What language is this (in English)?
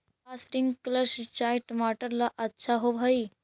Magahi